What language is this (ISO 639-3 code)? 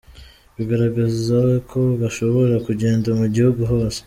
kin